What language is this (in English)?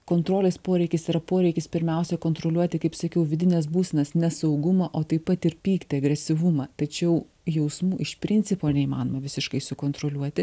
Lithuanian